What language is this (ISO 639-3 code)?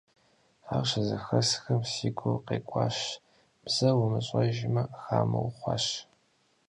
kbd